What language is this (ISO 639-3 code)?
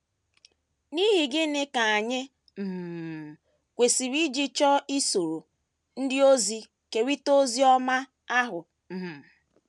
ibo